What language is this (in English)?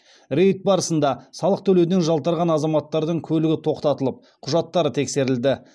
Kazakh